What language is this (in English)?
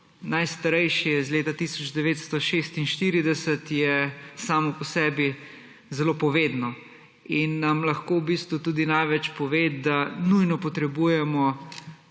Slovenian